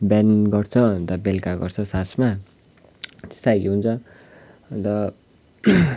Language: Nepali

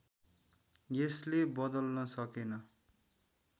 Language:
Nepali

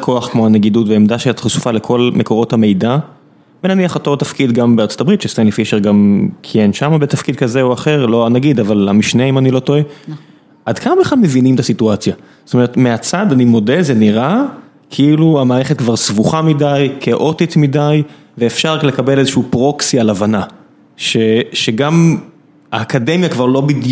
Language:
Hebrew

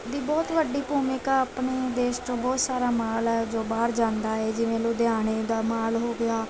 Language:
Punjabi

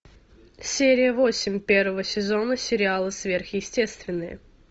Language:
Russian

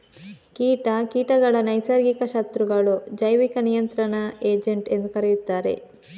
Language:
Kannada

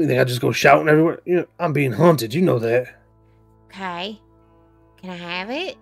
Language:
English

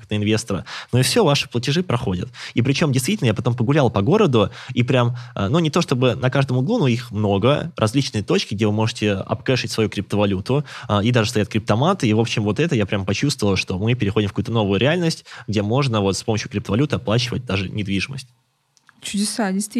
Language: Russian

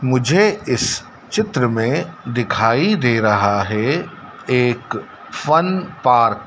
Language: Hindi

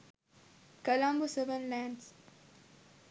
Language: Sinhala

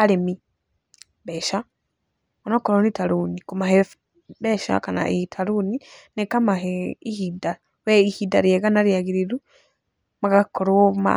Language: Kikuyu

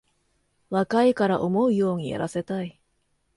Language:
Japanese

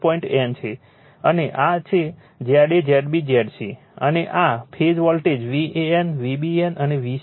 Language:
Gujarati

